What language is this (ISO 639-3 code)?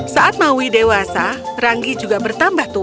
ind